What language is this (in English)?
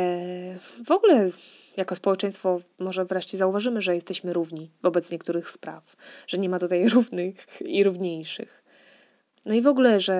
Polish